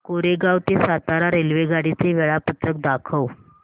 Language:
Marathi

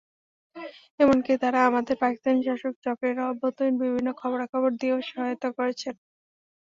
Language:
Bangla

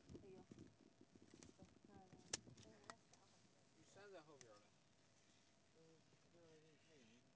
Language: Chinese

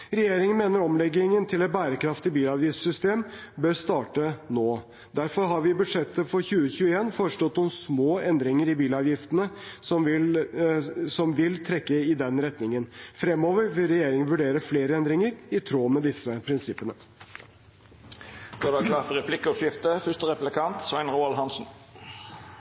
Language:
Norwegian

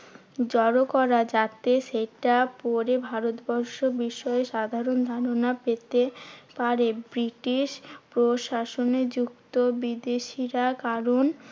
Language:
Bangla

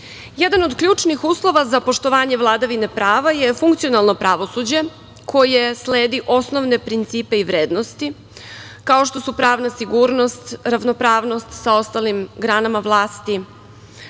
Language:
Serbian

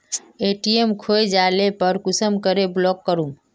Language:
Magahi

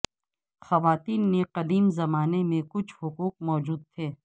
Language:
Urdu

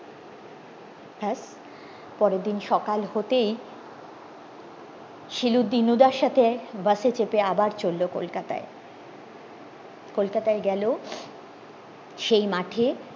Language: Bangla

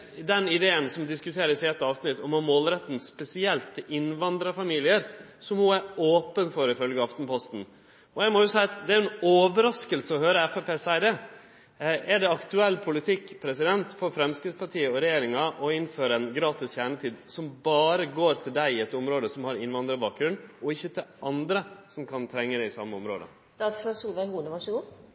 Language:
Norwegian Nynorsk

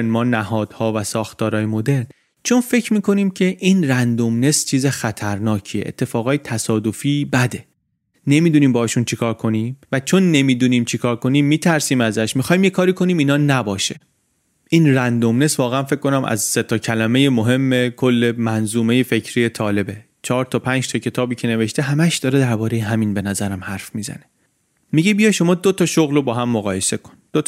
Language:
Persian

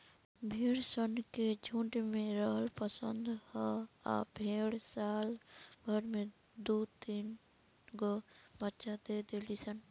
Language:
Bhojpuri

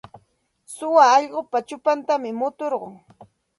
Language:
Santa Ana de Tusi Pasco Quechua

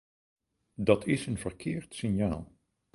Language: Dutch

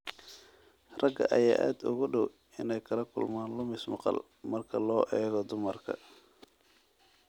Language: Somali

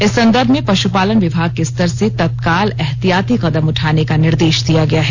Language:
Hindi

